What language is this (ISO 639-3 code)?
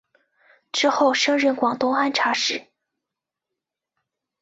zho